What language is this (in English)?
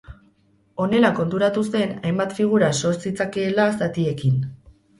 Basque